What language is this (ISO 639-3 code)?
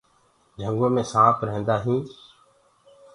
ggg